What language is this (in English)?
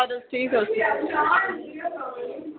Kashmiri